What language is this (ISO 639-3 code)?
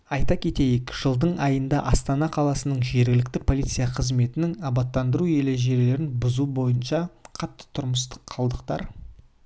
kaz